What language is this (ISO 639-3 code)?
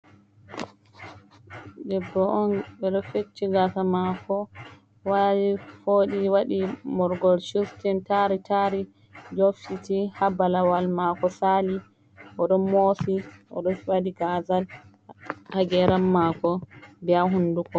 ful